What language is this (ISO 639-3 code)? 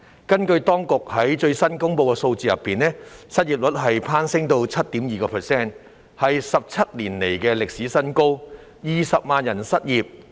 yue